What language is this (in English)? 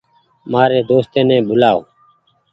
Goaria